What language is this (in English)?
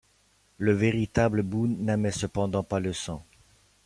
French